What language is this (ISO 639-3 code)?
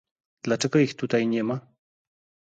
pol